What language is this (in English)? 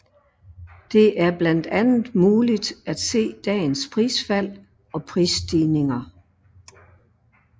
Danish